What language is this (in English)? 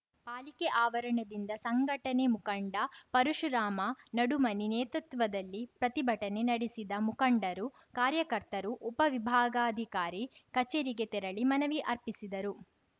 Kannada